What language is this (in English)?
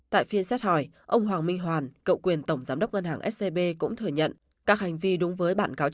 Vietnamese